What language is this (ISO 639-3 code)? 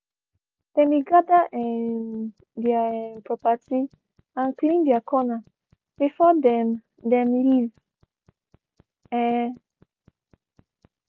pcm